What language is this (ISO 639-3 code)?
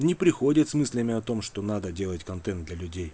rus